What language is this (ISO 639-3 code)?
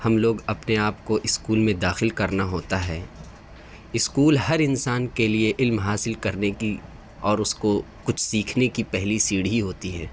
urd